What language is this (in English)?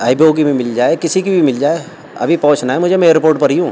Urdu